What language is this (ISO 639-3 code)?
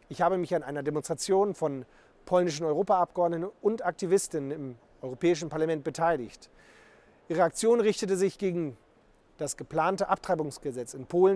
deu